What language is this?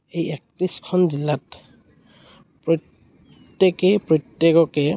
Assamese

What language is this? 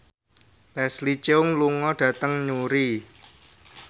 Javanese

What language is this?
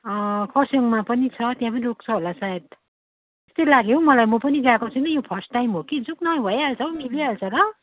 Nepali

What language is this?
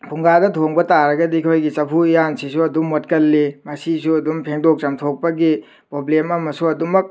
Manipuri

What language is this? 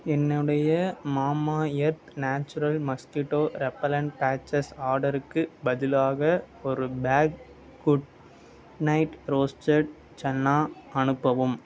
Tamil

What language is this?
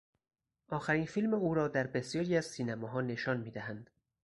Persian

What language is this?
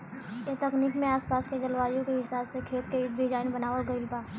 Bhojpuri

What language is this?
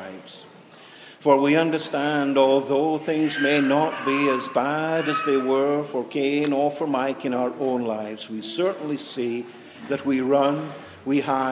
English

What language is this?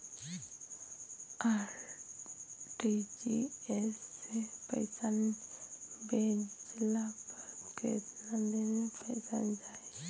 Bhojpuri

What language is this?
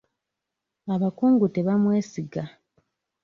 Ganda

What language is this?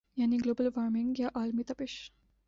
Urdu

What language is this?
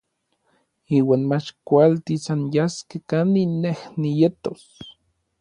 Orizaba Nahuatl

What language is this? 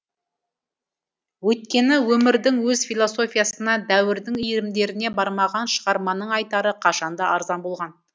Kazakh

